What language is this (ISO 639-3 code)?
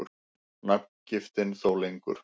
isl